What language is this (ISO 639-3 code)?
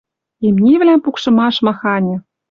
mrj